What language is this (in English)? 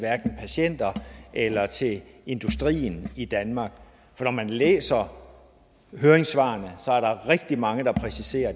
Danish